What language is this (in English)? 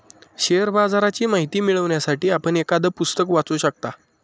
Marathi